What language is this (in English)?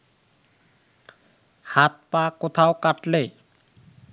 Bangla